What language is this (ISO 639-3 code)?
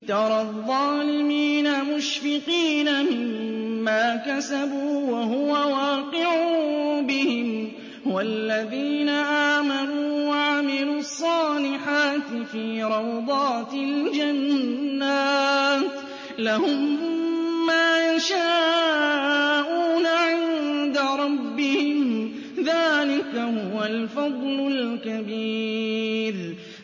ara